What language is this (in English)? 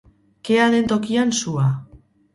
Basque